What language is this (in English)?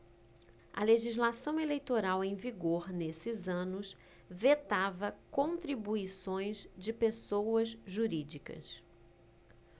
Portuguese